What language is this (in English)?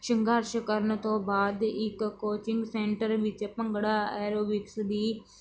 Punjabi